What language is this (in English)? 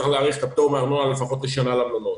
Hebrew